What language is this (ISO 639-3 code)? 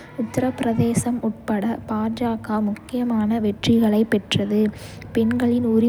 kfe